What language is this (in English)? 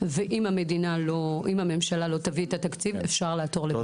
Hebrew